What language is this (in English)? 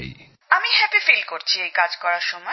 Bangla